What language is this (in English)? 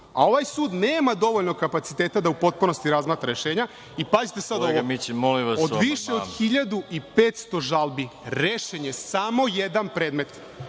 Serbian